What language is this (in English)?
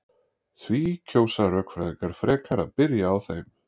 Icelandic